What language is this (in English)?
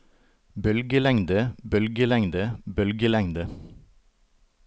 Norwegian